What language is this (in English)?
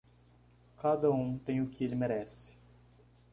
Portuguese